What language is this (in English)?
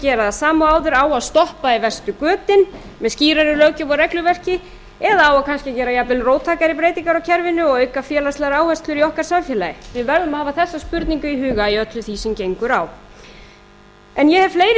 Icelandic